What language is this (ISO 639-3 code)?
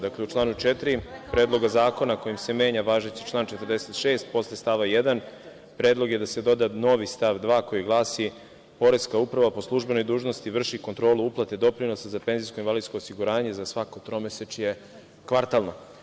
srp